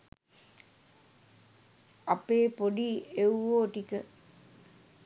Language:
Sinhala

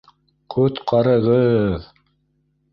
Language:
Bashkir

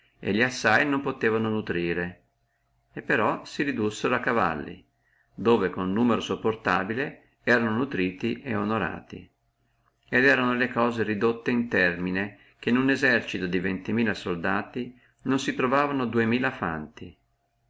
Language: Italian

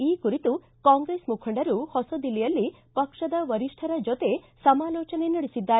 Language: Kannada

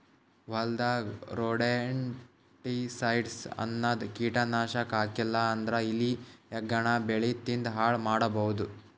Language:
Kannada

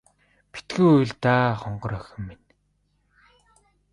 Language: Mongolian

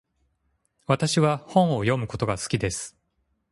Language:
Japanese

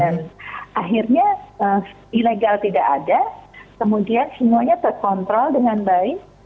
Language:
Indonesian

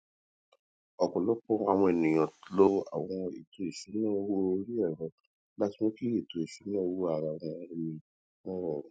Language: Yoruba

